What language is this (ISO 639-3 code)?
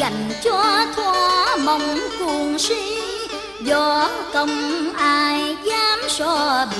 vie